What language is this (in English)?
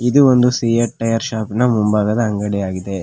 Kannada